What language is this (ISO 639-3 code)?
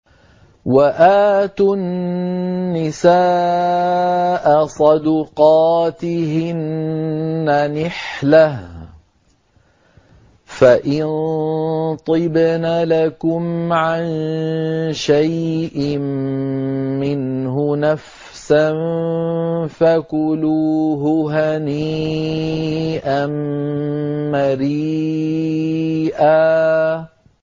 ara